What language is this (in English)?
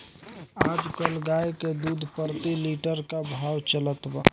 Bhojpuri